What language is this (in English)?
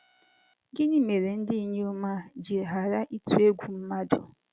Igbo